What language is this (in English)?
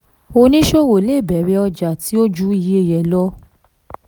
Yoruba